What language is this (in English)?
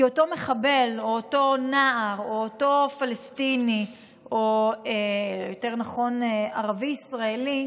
Hebrew